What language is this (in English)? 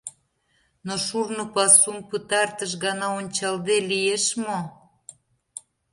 Mari